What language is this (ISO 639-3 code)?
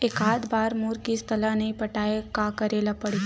hne